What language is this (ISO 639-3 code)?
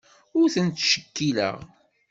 kab